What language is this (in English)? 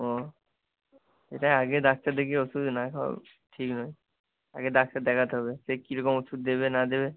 Bangla